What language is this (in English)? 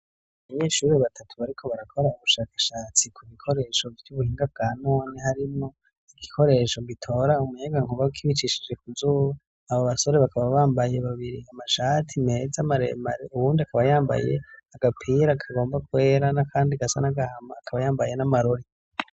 Rundi